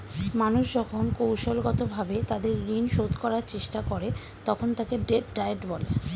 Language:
Bangla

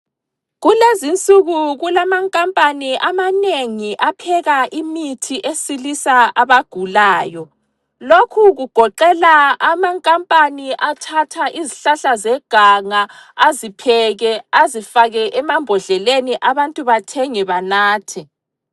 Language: North Ndebele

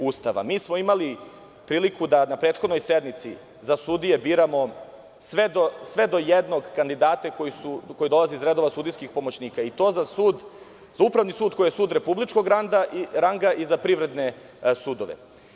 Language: Serbian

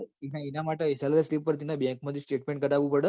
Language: Gujarati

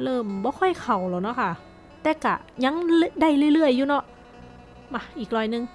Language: Thai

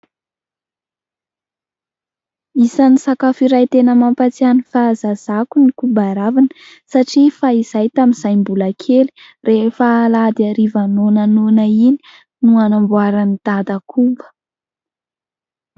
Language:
Malagasy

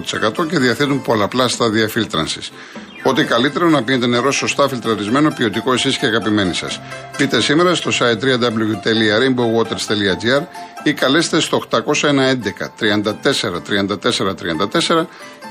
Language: Greek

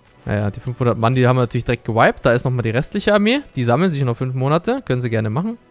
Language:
German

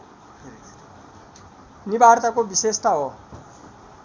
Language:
Nepali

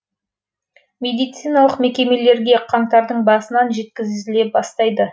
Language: Kazakh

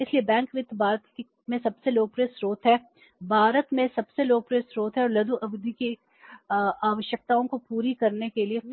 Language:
Hindi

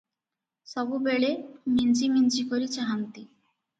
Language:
Odia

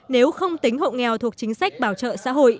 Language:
Vietnamese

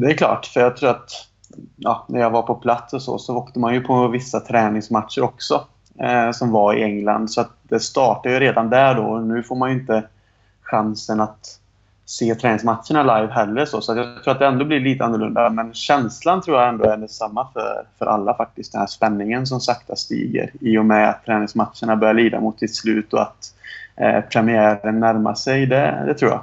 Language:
Swedish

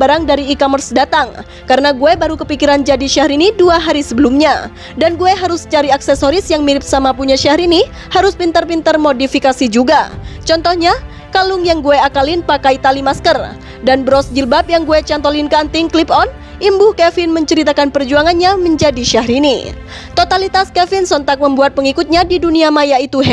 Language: Indonesian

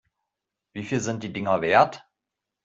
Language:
German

